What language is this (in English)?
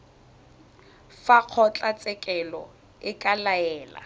Tswana